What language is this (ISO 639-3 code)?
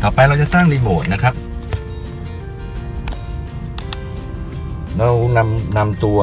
tha